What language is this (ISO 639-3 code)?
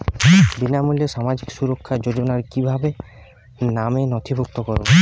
ben